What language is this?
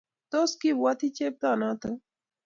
Kalenjin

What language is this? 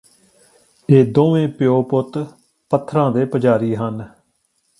Punjabi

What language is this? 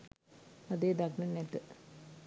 Sinhala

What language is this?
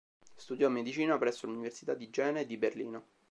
Italian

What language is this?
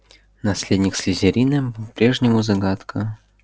Russian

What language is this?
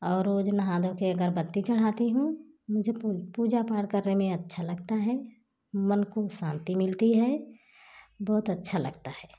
Hindi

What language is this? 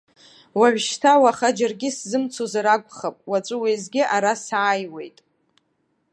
Abkhazian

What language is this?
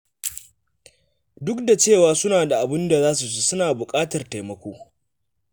Hausa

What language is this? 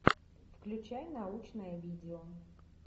Russian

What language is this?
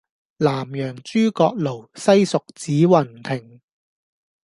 Cantonese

